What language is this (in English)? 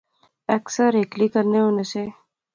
Pahari-Potwari